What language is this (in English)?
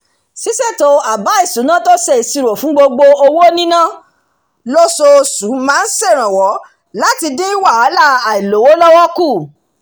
Yoruba